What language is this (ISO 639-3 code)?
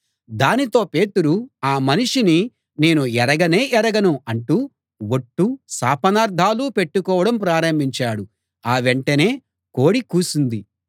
tel